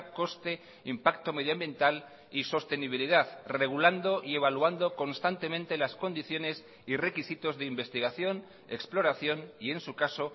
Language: Spanish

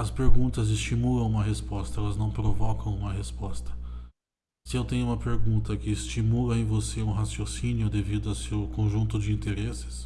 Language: Portuguese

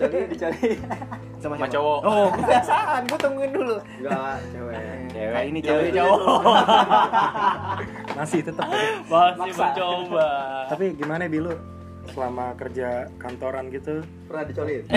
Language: Indonesian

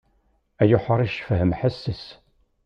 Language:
Kabyle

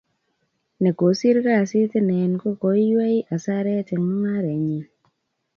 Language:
Kalenjin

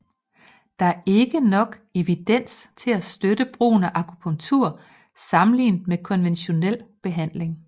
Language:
Danish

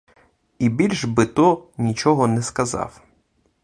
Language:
Ukrainian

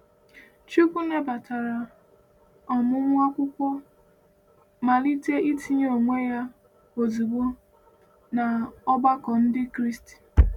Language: Igbo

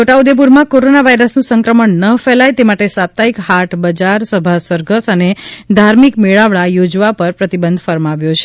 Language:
Gujarati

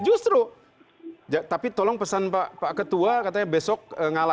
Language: Indonesian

